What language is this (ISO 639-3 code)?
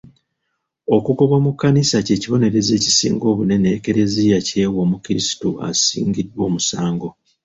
lug